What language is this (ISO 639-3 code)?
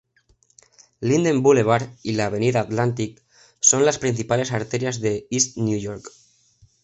spa